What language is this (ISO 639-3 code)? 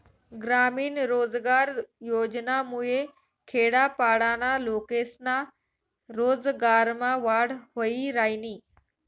mar